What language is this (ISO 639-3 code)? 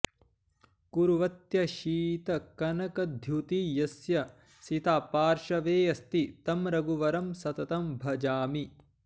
san